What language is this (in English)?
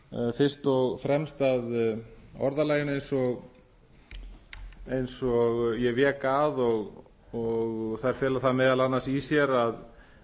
Icelandic